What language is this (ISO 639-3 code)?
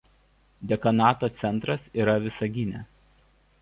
lit